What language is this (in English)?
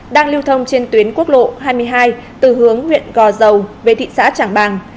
Vietnamese